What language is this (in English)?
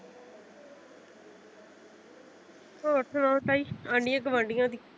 Punjabi